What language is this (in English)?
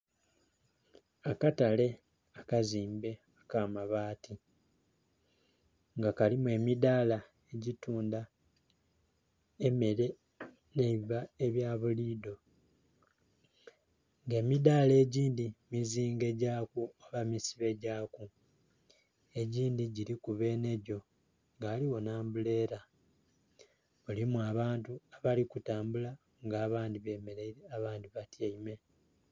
Soga